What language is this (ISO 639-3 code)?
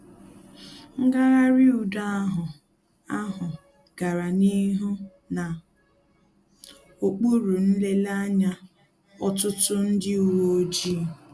ibo